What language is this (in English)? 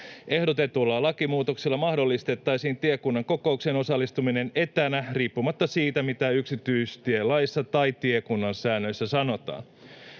Finnish